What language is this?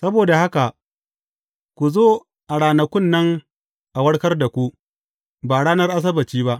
Hausa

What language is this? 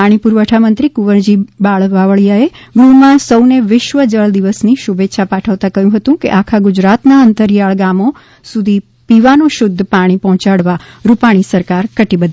Gujarati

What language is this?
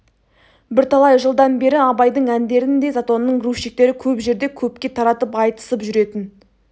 Kazakh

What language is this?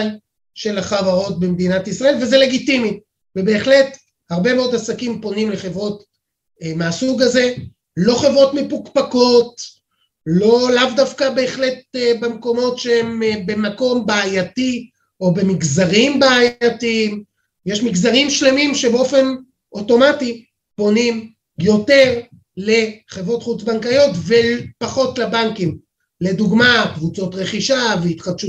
Hebrew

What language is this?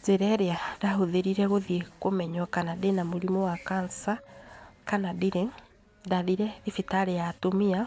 Kikuyu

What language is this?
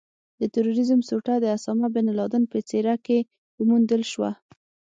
Pashto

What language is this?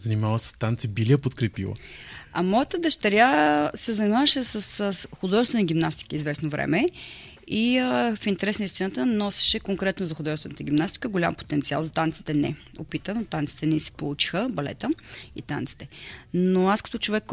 Bulgarian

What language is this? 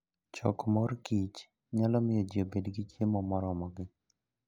Luo (Kenya and Tanzania)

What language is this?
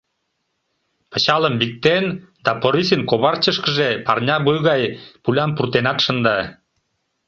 Mari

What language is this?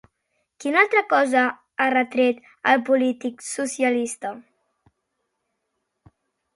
Catalan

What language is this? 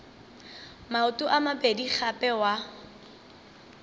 Northern Sotho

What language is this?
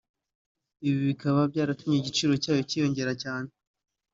Kinyarwanda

